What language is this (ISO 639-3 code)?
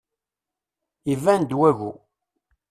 kab